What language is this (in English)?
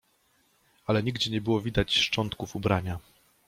Polish